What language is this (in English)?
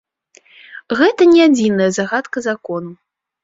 Belarusian